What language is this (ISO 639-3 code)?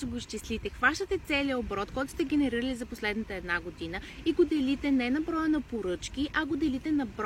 bul